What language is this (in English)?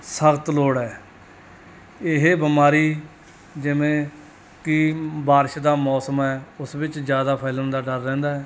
Punjabi